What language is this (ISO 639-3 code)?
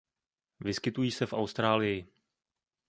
ces